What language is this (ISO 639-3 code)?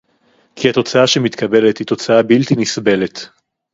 heb